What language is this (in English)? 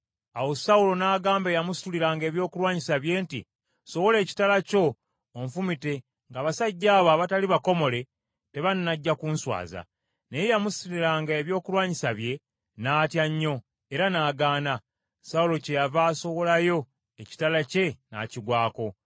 Ganda